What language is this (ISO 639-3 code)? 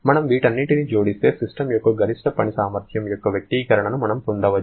tel